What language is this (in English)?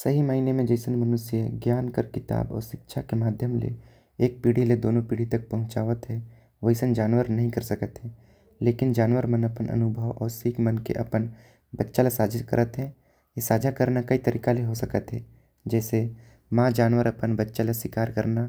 Korwa